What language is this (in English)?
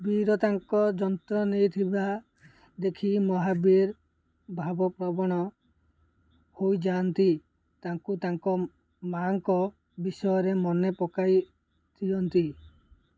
Odia